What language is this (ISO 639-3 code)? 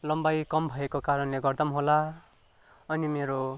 nep